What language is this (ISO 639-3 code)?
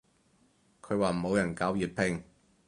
yue